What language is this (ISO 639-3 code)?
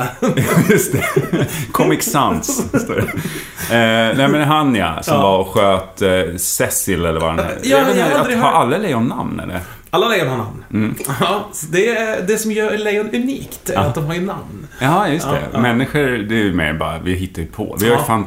swe